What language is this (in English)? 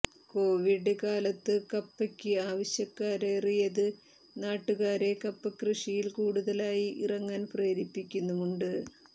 Malayalam